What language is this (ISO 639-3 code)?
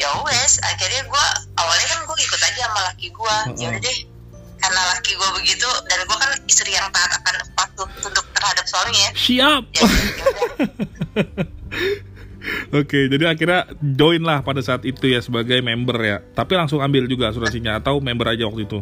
ind